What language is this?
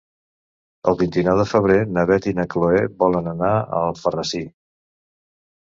Catalan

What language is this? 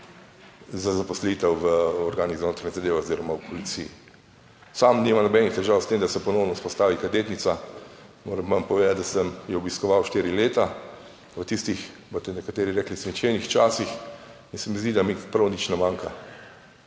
Slovenian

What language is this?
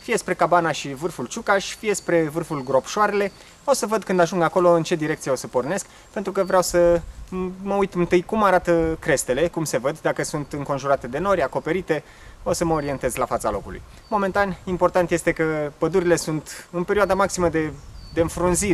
Romanian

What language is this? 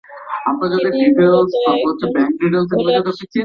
Bangla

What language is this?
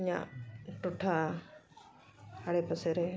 Santali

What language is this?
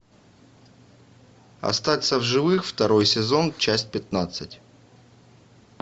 Russian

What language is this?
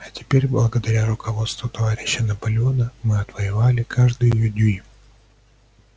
Russian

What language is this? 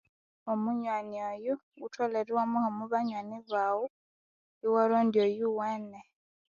Konzo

